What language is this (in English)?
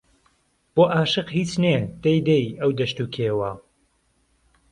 Central Kurdish